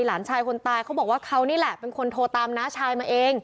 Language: Thai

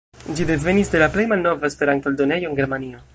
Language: Esperanto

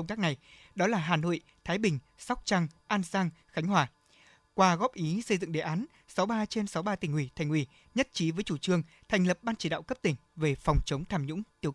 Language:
Vietnamese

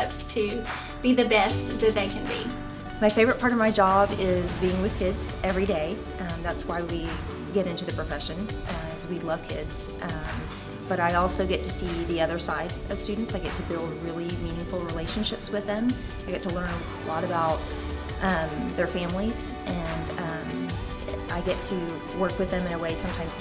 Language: English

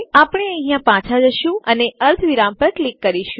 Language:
Gujarati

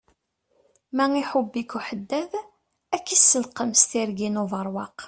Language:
Kabyle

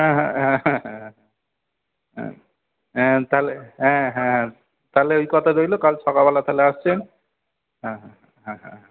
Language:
Bangla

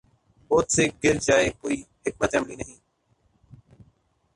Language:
Urdu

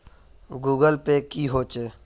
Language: Magahi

